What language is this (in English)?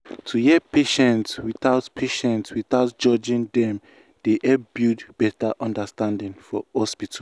Nigerian Pidgin